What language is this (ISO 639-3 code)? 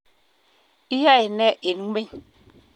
kln